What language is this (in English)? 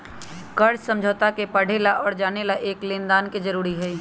Magahi